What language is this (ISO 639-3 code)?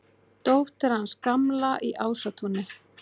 isl